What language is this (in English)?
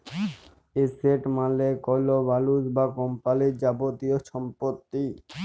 Bangla